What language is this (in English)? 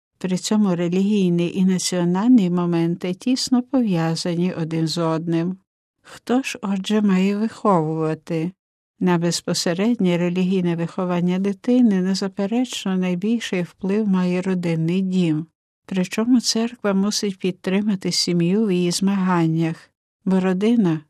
Ukrainian